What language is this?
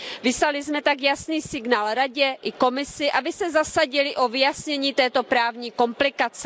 Czech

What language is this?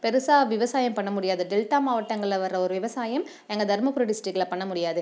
Tamil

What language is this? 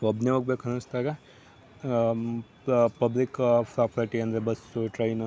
Kannada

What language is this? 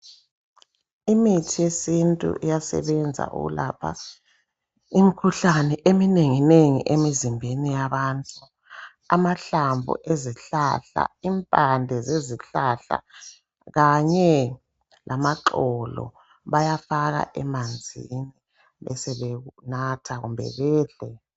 North Ndebele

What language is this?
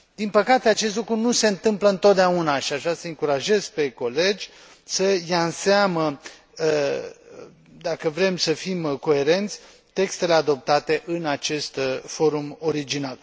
Romanian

